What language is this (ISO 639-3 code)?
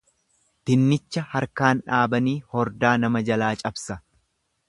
orm